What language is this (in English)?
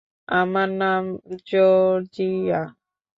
Bangla